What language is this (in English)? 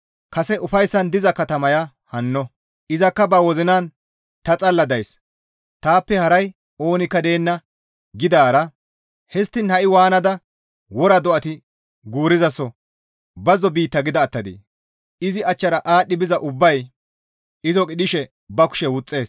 Gamo